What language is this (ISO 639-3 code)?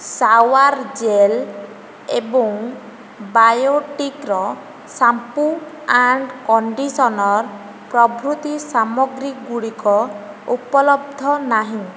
ori